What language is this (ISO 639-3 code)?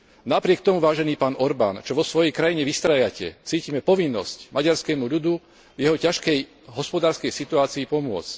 slk